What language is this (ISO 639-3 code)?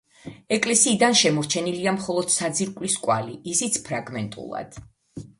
kat